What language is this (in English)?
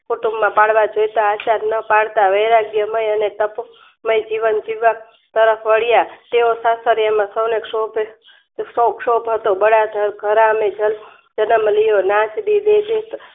Gujarati